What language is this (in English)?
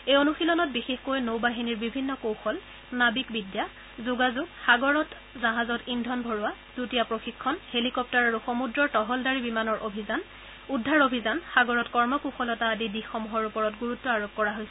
Assamese